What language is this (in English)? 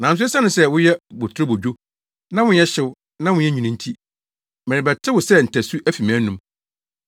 Akan